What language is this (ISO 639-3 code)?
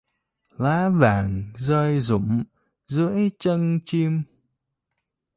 vie